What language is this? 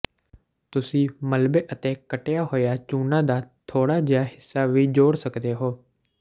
Punjabi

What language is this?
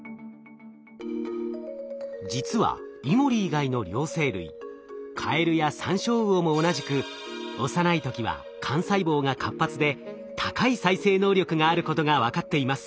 Japanese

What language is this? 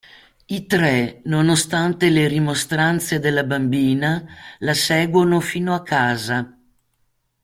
Italian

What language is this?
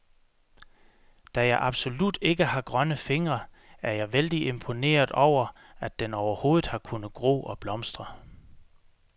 Danish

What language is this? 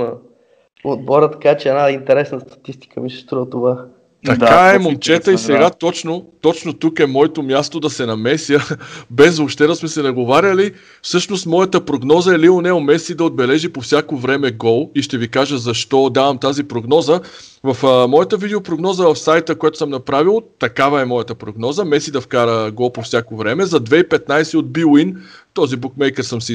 Bulgarian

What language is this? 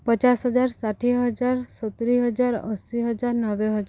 Odia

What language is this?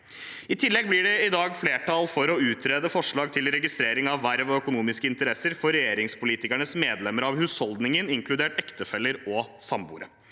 Norwegian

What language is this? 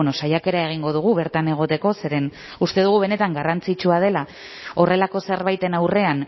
Basque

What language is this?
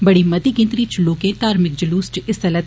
Dogri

